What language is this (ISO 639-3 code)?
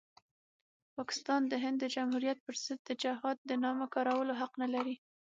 pus